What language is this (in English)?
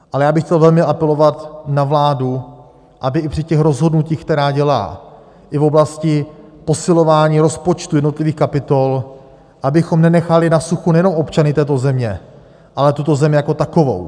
Czech